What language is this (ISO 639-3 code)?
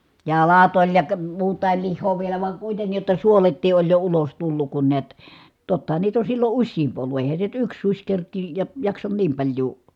fin